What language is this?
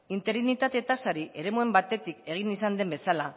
Basque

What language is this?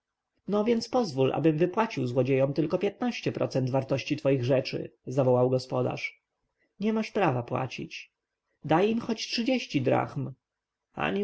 Polish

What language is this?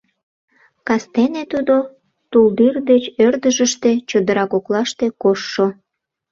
Mari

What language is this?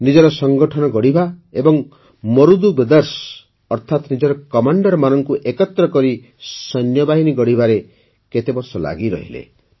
Odia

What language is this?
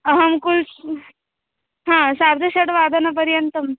Sanskrit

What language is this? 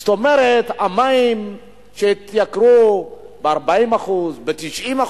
Hebrew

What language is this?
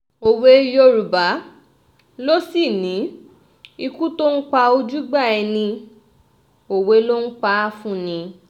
Yoruba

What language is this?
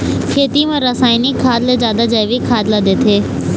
Chhattisgarhi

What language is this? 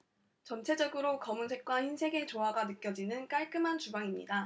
Korean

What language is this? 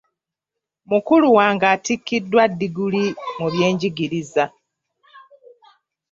Ganda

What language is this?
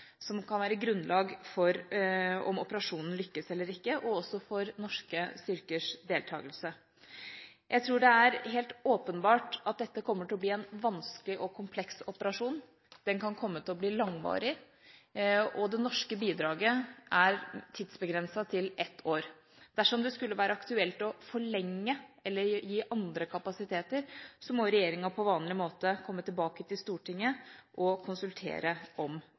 Norwegian Bokmål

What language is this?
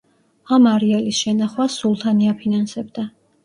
Georgian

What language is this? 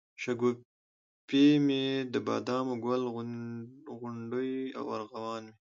Pashto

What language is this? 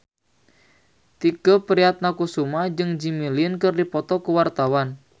Sundanese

